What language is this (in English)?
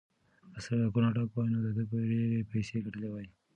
Pashto